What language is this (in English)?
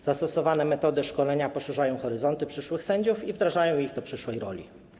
Polish